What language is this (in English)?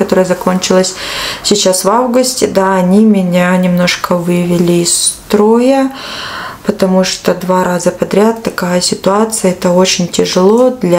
Russian